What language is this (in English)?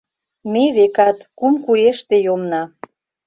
Mari